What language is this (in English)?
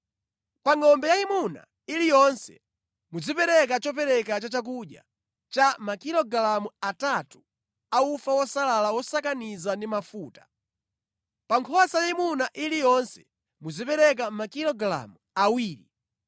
Nyanja